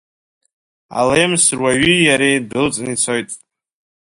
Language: Abkhazian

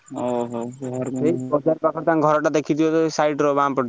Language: Odia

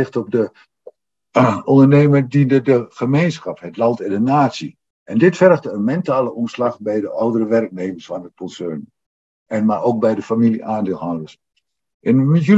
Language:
Dutch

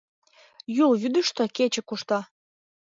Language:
Mari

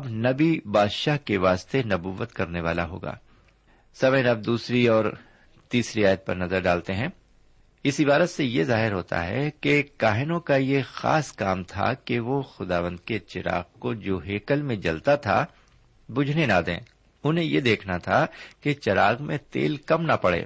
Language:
Urdu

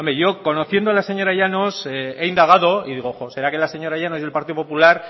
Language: Spanish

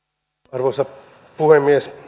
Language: Finnish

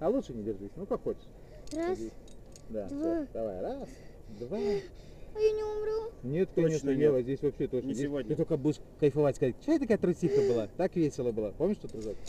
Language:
Russian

